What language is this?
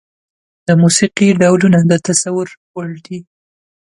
Pashto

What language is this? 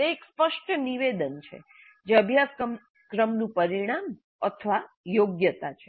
Gujarati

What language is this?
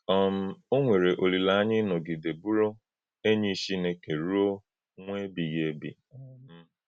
Igbo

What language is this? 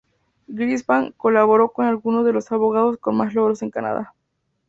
Spanish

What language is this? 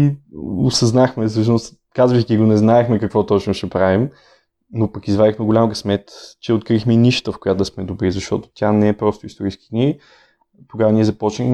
Bulgarian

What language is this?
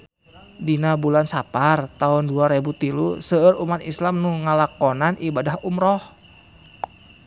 Sundanese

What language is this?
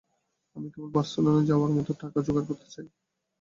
Bangla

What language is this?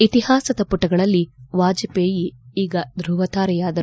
Kannada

